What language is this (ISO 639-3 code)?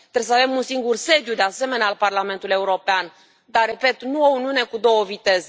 ron